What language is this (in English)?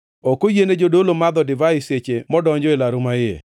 Luo (Kenya and Tanzania)